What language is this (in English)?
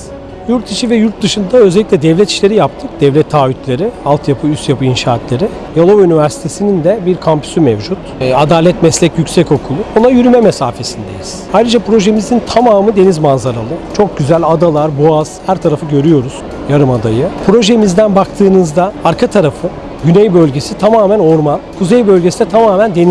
Turkish